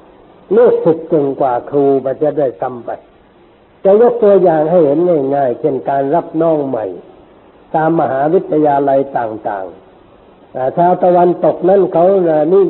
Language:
Thai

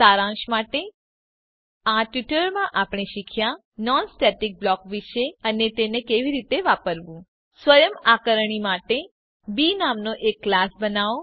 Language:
Gujarati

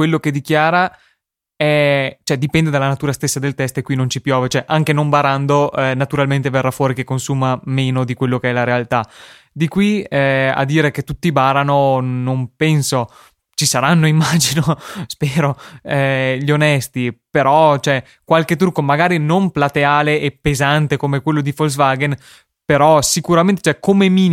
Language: Italian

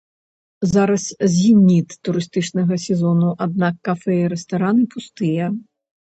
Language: Belarusian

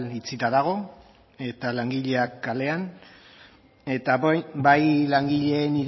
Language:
Basque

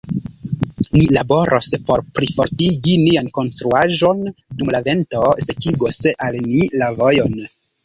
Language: Esperanto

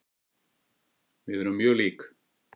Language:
Icelandic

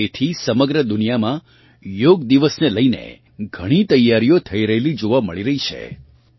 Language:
Gujarati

